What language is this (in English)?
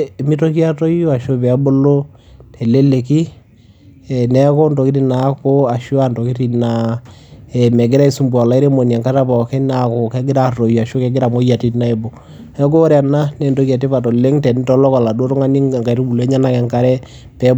Masai